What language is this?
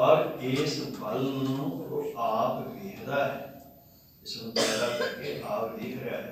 Turkish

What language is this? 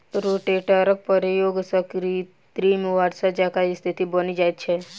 Maithili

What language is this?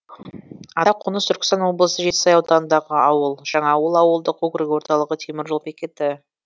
Kazakh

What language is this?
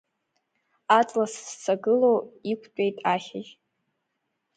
Abkhazian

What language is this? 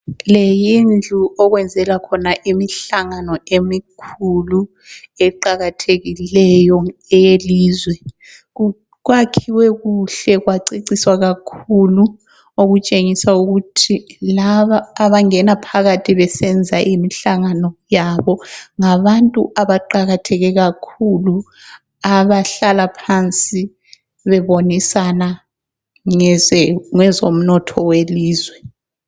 North Ndebele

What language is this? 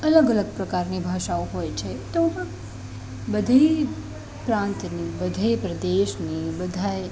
Gujarati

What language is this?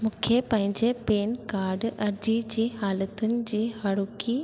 Sindhi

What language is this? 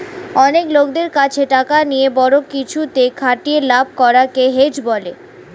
Bangla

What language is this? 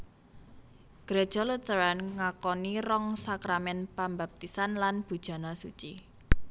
Javanese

